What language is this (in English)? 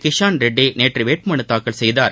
Tamil